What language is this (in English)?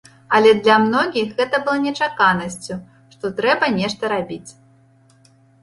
Belarusian